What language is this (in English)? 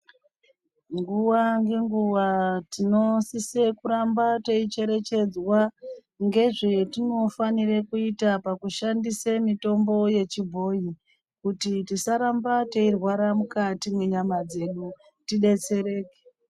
Ndau